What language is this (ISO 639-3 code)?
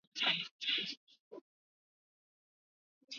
swa